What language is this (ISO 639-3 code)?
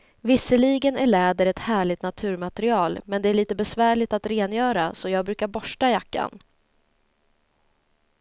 swe